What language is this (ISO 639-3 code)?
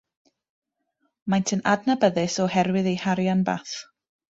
cym